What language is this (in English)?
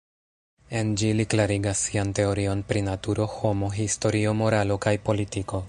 Esperanto